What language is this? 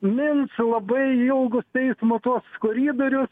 Lithuanian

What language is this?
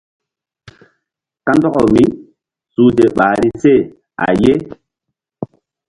Mbum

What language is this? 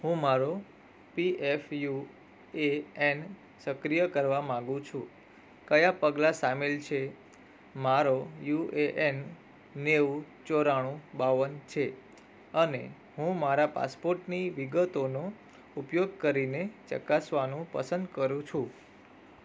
Gujarati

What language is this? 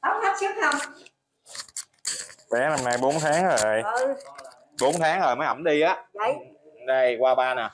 Vietnamese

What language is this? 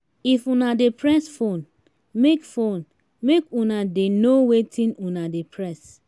Nigerian Pidgin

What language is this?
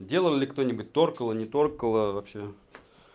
Russian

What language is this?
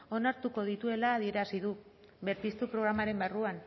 Basque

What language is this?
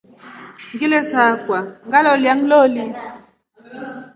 Rombo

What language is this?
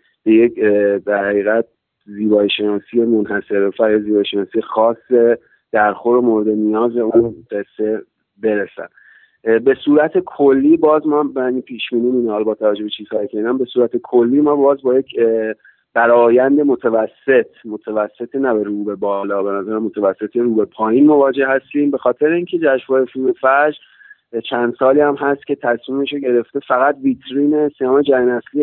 Persian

